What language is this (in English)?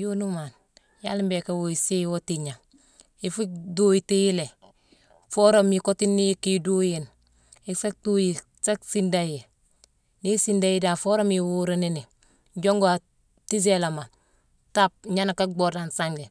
Mansoanka